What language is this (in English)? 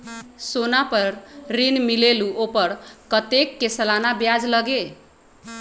Magahi